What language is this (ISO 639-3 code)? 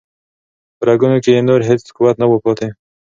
pus